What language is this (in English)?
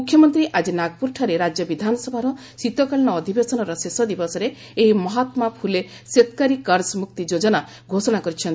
Odia